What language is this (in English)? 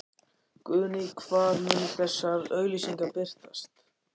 Icelandic